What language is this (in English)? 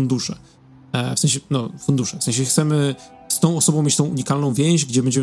Polish